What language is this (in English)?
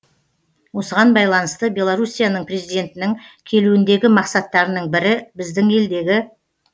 Kazakh